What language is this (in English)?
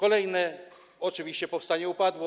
Polish